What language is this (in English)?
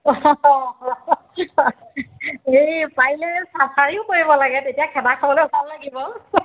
Assamese